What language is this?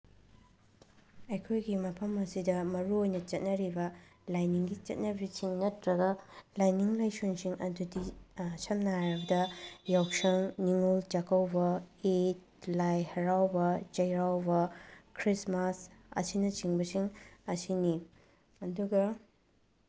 Manipuri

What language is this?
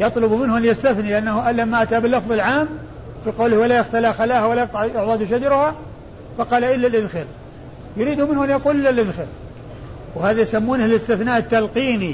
Arabic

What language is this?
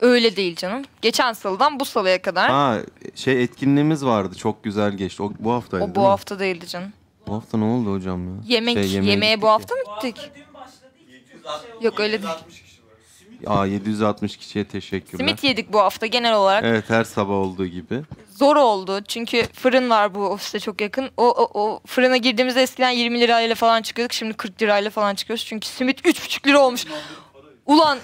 Turkish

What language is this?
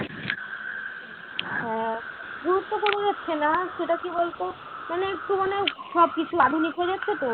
Bangla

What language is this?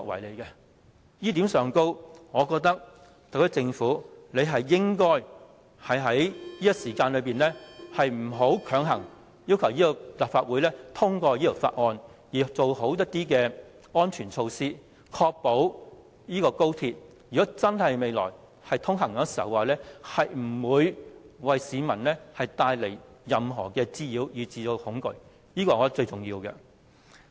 Cantonese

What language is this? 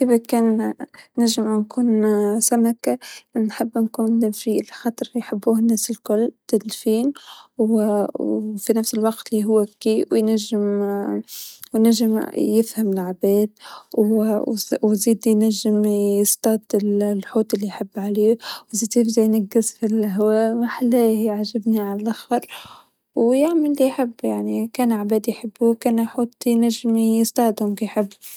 Tunisian Arabic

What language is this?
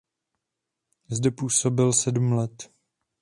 Czech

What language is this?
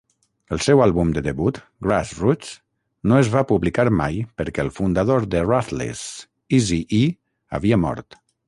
Catalan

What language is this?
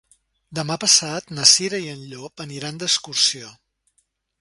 Catalan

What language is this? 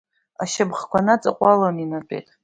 Abkhazian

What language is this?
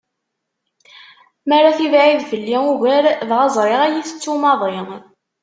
Kabyle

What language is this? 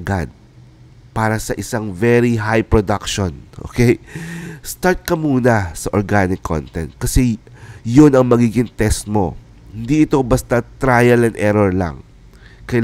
Filipino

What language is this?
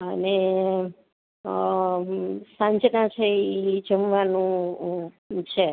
Gujarati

